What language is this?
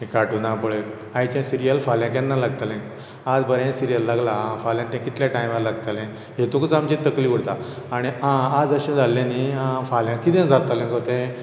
Konkani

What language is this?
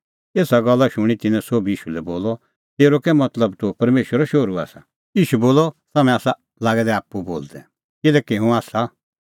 Kullu Pahari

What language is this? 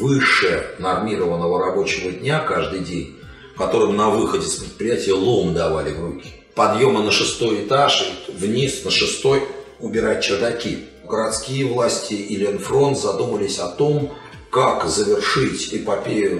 Russian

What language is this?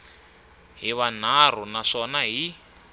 Tsonga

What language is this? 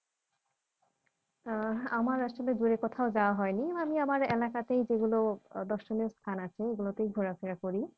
Bangla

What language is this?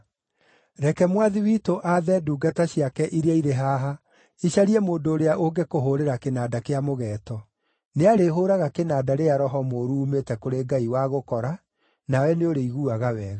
Kikuyu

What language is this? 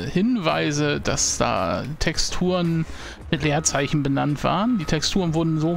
German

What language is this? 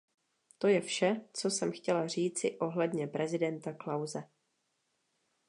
Czech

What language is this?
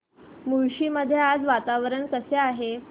Marathi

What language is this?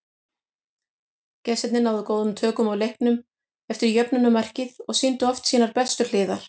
Icelandic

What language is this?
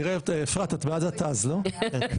Hebrew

